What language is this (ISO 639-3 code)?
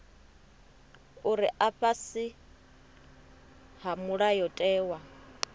ven